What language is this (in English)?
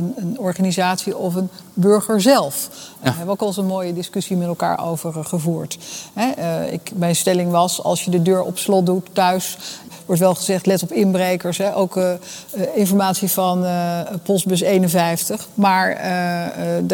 Dutch